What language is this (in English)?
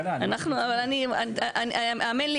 Hebrew